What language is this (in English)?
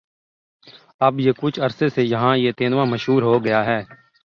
Urdu